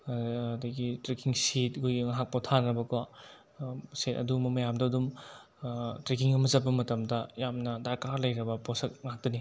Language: Manipuri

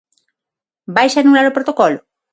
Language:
Galician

